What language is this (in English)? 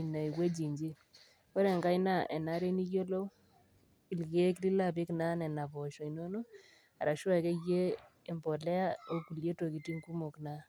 Masai